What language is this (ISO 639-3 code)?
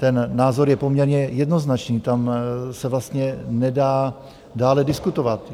ces